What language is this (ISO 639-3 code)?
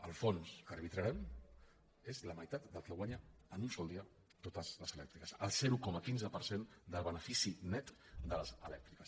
cat